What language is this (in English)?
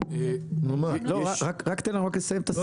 Hebrew